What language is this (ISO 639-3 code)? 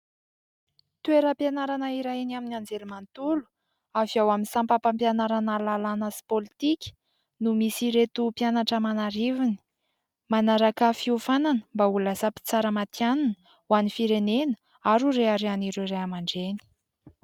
mlg